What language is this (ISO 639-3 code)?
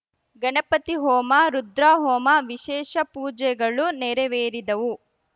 kan